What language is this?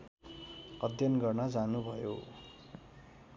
Nepali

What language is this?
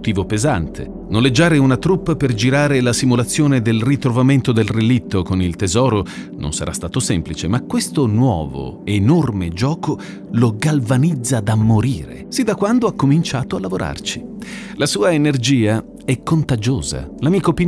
Italian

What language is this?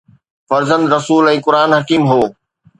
Sindhi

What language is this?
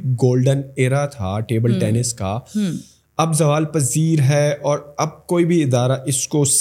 Urdu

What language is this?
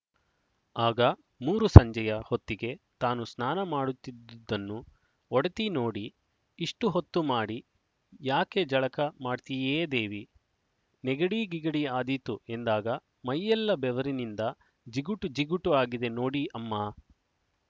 Kannada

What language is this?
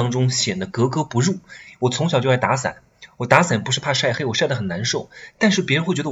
Chinese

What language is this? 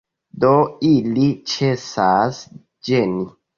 Esperanto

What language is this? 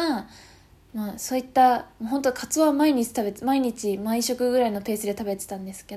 Japanese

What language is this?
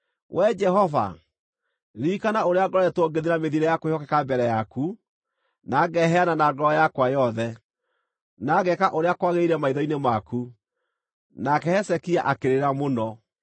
Kikuyu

